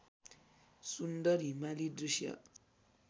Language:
Nepali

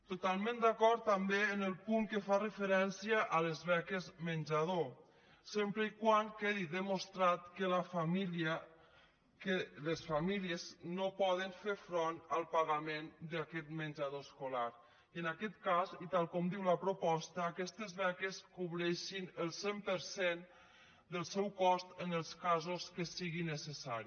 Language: Catalan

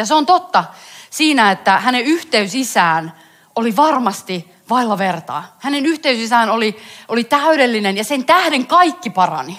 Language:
Finnish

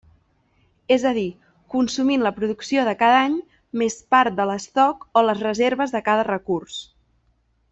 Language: Catalan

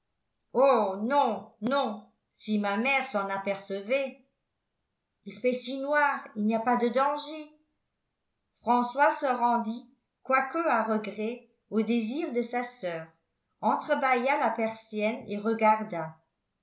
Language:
French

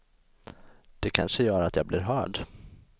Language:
Swedish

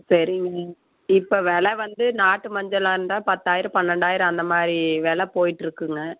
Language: Tamil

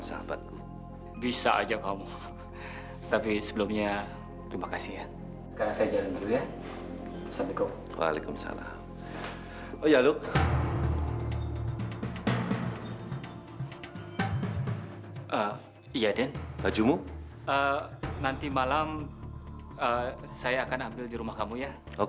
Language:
Indonesian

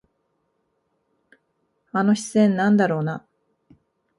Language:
Japanese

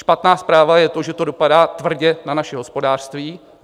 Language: Czech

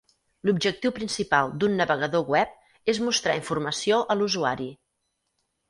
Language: Catalan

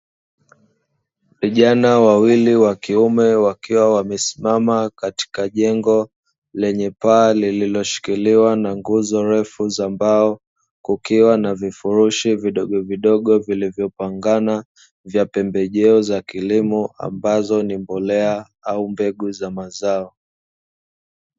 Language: Swahili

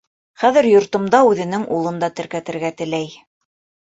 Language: Bashkir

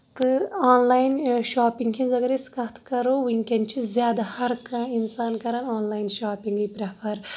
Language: Kashmiri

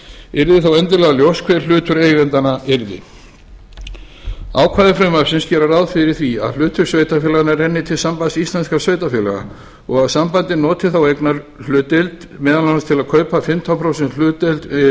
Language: Icelandic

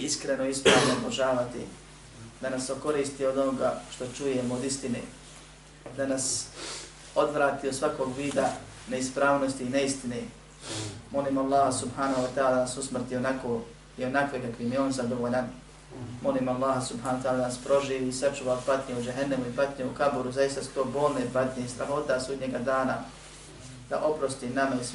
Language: Croatian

